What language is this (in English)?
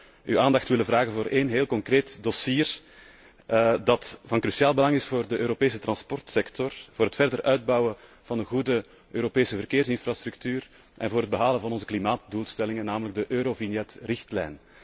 Dutch